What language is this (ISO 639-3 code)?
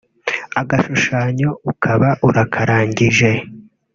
kin